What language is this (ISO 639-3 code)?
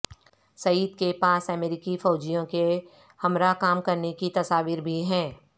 urd